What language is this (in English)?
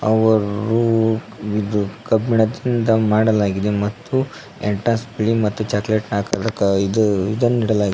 Kannada